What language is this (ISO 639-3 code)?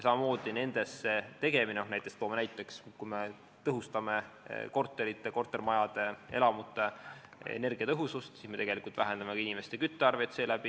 est